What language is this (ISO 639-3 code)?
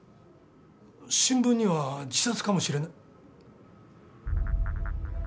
jpn